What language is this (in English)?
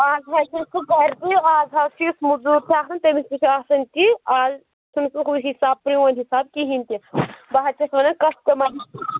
Kashmiri